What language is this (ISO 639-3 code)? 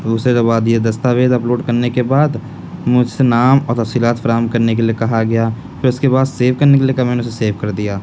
urd